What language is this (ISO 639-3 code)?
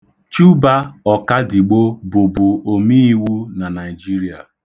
ibo